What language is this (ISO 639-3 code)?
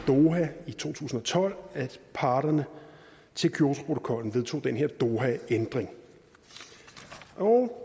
dan